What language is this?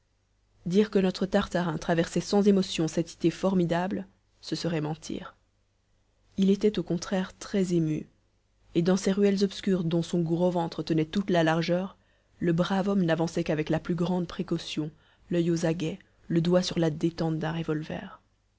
French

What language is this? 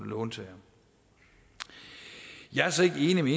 Danish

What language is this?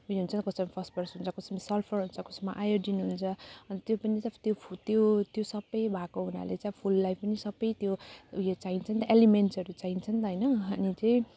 Nepali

